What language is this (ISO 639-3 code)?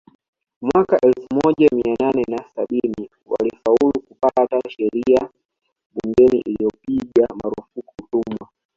swa